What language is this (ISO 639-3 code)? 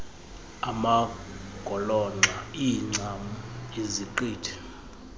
xho